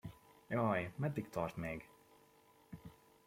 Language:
Hungarian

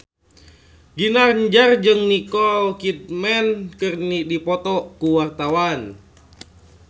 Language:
Sundanese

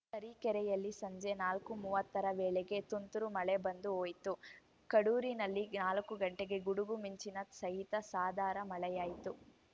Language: Kannada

